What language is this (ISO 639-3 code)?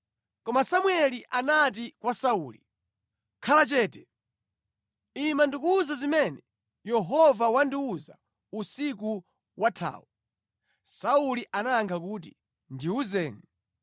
nya